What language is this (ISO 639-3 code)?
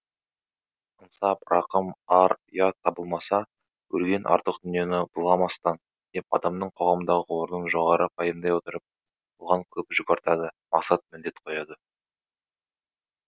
kaz